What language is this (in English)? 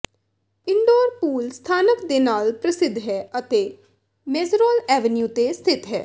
Punjabi